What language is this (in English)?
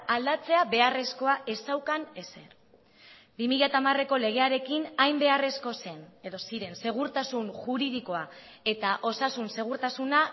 Basque